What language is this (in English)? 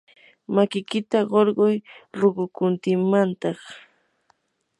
Yanahuanca Pasco Quechua